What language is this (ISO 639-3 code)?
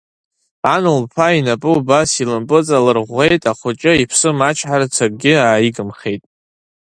abk